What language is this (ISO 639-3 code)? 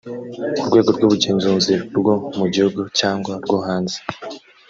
kin